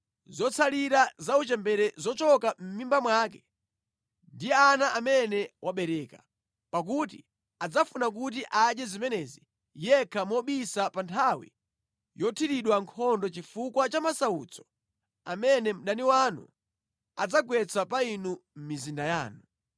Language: Nyanja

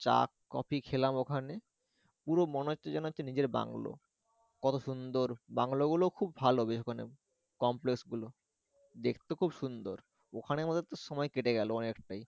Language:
Bangla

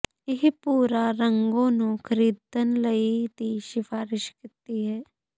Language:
Punjabi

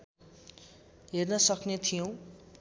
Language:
Nepali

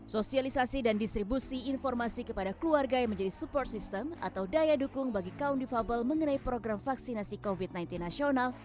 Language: Indonesian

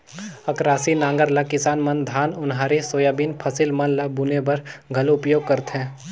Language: Chhattisgarhi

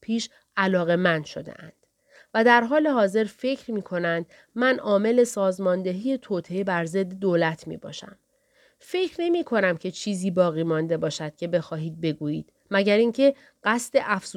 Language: Persian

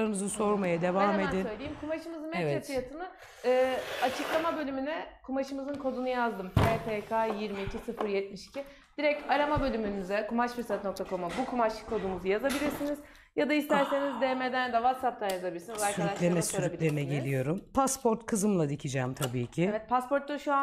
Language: Turkish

